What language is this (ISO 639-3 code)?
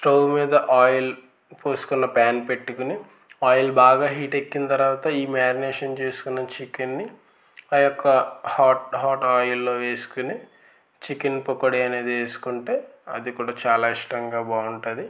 tel